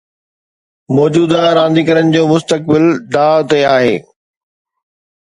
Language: Sindhi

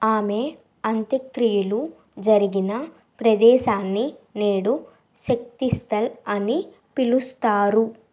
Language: Telugu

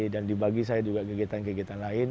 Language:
Indonesian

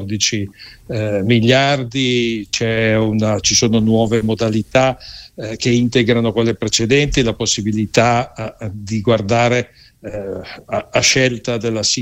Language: Italian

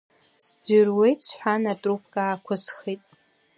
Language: Abkhazian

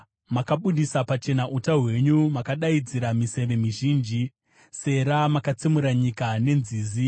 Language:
Shona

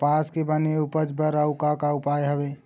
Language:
Chhattisgarhi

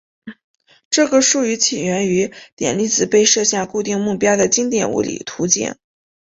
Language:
Chinese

